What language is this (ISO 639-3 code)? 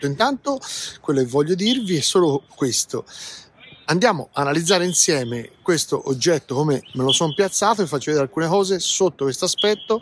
ita